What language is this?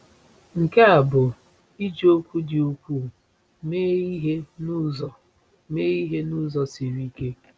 Igbo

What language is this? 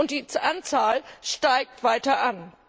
German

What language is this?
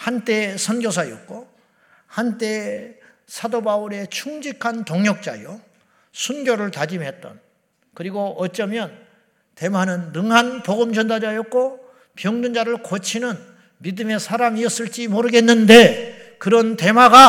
Korean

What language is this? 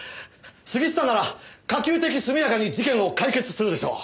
Japanese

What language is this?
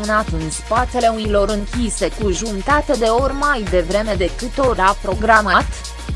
Romanian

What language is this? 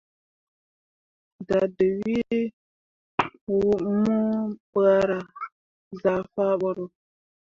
Mundang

